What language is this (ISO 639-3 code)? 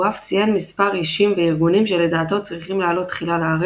heb